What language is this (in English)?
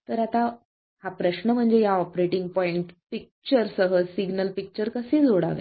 Marathi